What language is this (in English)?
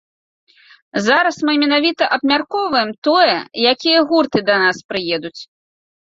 Belarusian